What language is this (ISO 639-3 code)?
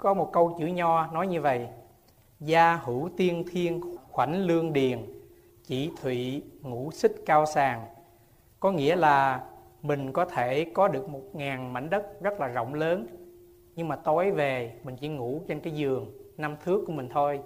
vie